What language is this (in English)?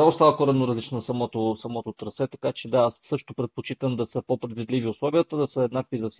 Bulgarian